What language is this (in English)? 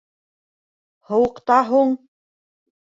Bashkir